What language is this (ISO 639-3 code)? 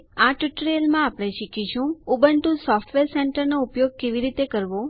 guj